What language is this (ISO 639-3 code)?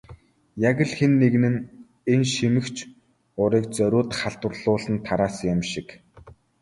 mon